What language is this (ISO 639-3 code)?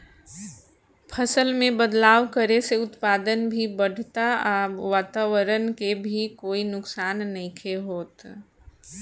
bho